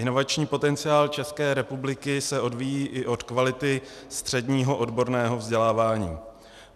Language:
Czech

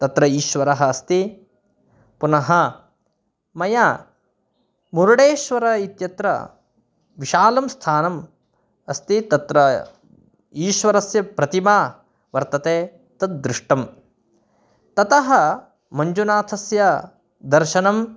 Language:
Sanskrit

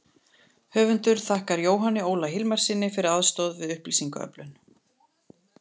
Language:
Icelandic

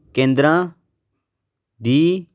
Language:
Punjabi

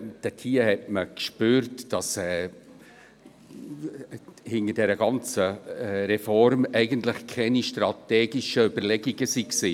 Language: Swiss German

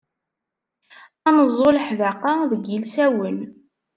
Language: Kabyle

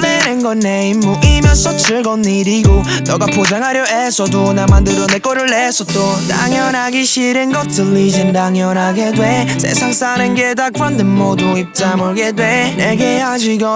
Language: Korean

